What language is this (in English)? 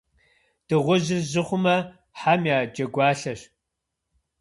Kabardian